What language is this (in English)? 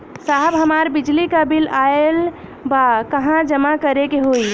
Bhojpuri